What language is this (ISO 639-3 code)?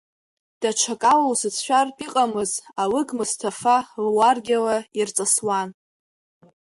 abk